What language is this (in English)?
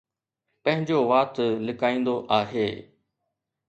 Sindhi